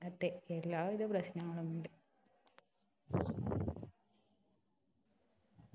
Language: Malayalam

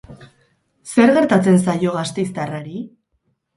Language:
Basque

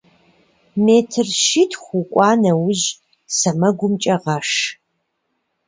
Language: Kabardian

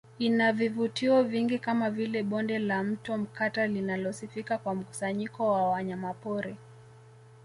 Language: Swahili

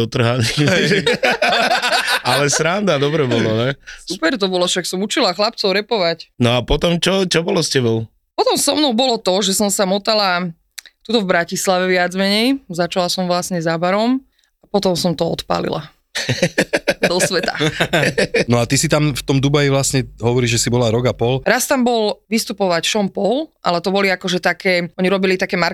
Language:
Slovak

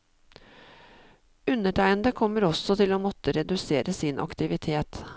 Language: Norwegian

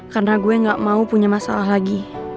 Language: Indonesian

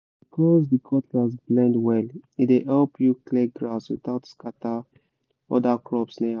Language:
Nigerian Pidgin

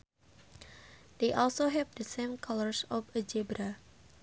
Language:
Sundanese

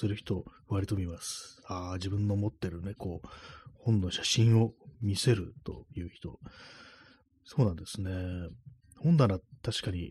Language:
Japanese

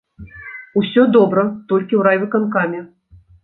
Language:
Belarusian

